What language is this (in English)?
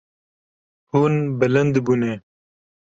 Kurdish